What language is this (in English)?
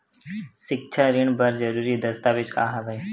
Chhattisgarhi